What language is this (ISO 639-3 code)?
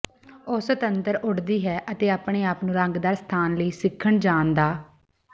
pan